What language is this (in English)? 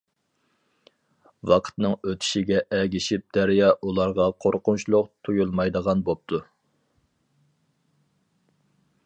Uyghur